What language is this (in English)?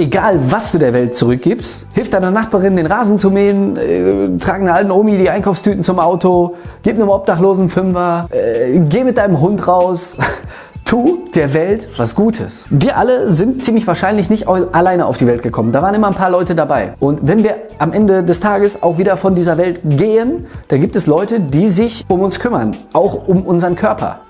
German